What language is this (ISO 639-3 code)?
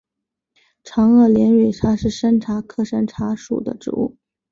zho